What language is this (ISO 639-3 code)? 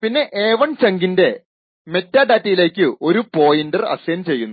mal